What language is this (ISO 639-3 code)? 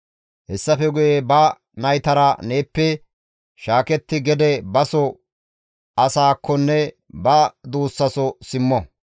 gmv